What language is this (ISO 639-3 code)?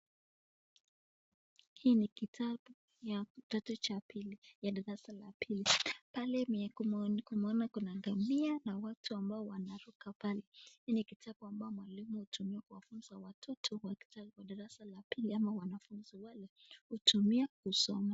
swa